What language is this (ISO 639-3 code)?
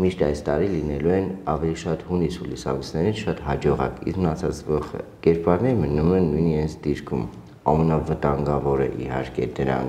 ron